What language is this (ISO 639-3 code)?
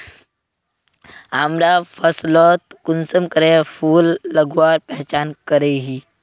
mag